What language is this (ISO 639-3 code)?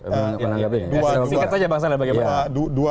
ind